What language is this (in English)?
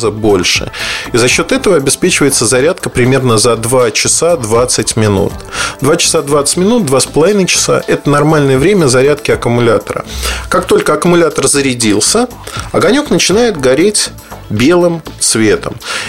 Russian